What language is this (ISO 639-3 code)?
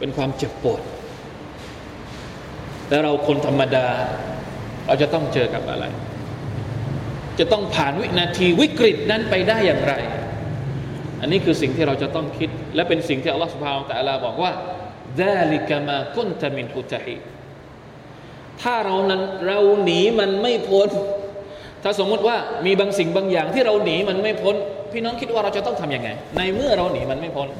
tha